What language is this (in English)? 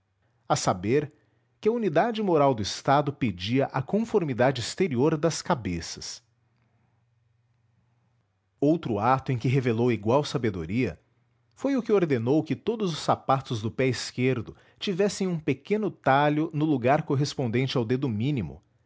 Portuguese